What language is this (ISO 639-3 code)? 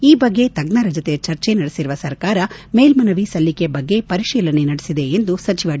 kan